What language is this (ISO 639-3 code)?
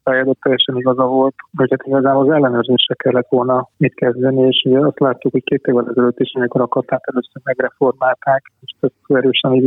hun